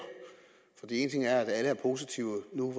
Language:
Danish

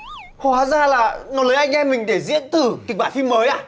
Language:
Vietnamese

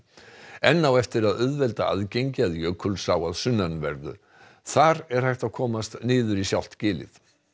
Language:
Icelandic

